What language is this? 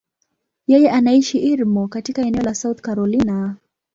Swahili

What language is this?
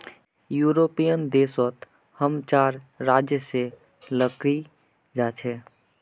Magahi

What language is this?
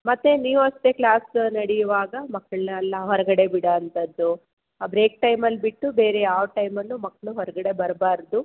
Kannada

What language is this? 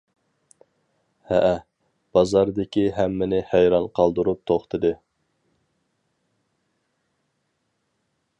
Uyghur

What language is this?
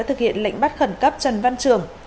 Vietnamese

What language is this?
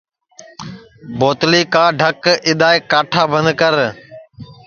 Sansi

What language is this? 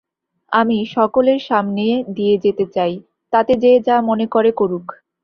Bangla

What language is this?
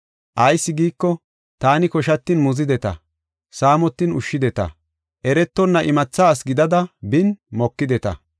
Gofa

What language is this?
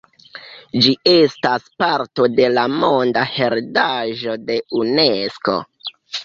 Esperanto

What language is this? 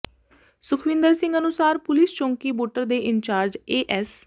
Punjabi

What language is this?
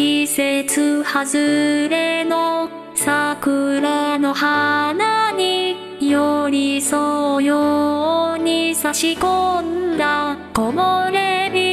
Japanese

